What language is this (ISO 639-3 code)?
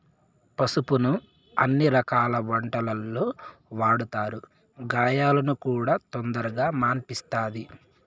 tel